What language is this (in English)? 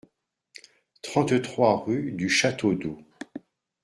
French